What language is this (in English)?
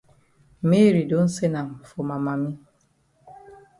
Cameroon Pidgin